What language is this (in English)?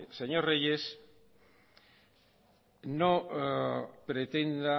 Spanish